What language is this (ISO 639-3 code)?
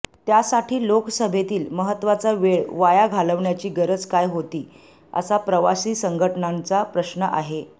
mar